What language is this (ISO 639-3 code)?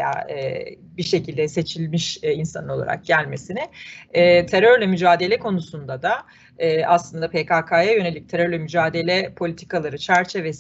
tur